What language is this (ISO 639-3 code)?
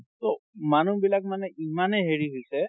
asm